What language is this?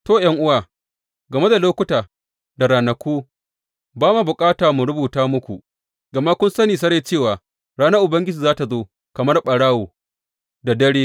Hausa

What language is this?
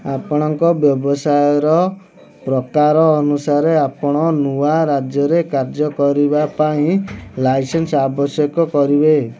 Odia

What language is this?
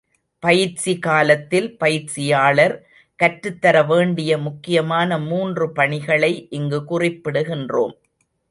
Tamil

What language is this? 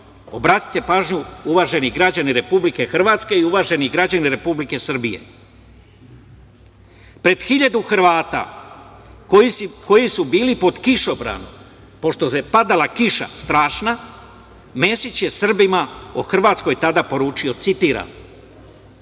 Serbian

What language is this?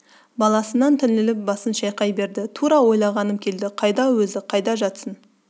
Kazakh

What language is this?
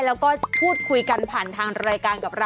Thai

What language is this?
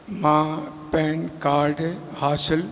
Sindhi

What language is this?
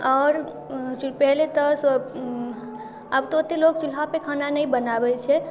Maithili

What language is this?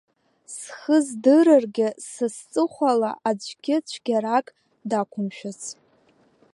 Abkhazian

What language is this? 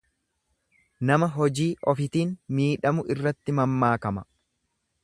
Oromo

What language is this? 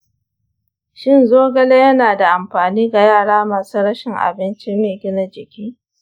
Hausa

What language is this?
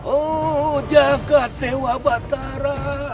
Indonesian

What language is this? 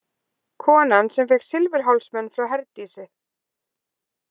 Icelandic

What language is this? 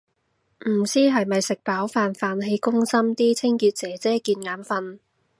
Cantonese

